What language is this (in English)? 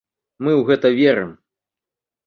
Belarusian